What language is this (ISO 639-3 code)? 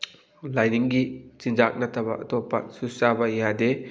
mni